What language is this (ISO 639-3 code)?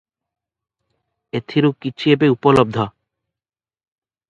ori